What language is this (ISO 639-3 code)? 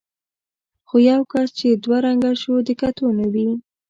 pus